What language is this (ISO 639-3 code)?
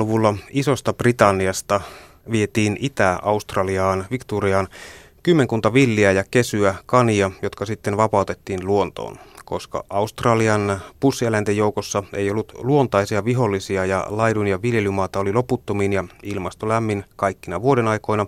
fin